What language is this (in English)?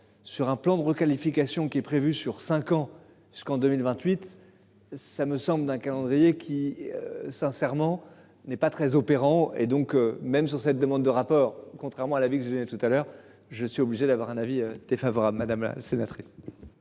French